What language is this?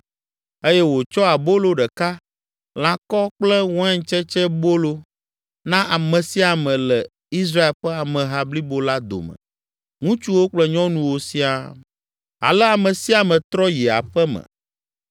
Ewe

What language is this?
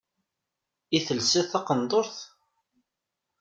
Kabyle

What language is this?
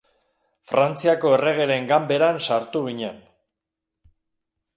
Basque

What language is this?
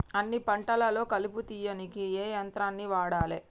Telugu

